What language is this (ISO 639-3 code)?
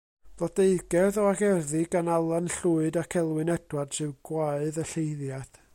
cym